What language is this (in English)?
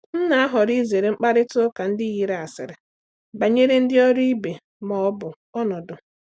Igbo